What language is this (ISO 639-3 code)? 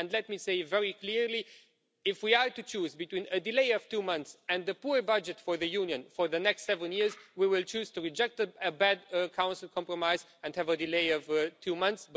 eng